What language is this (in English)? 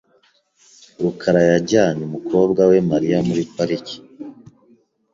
Kinyarwanda